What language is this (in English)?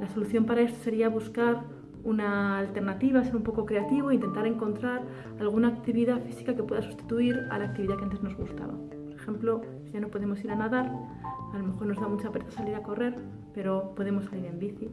Spanish